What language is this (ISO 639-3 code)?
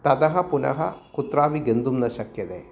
san